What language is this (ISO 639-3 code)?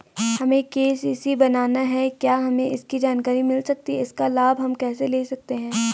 hin